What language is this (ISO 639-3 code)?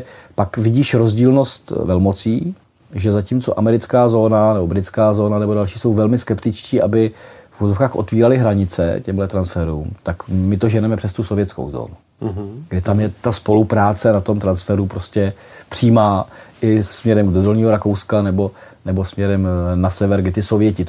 ces